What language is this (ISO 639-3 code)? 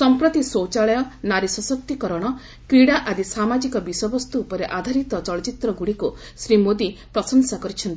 ori